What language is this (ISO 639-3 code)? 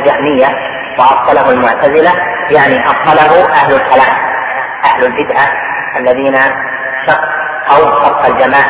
ara